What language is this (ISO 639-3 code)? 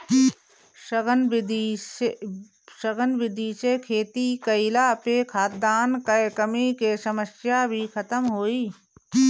bho